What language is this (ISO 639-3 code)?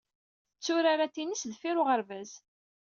kab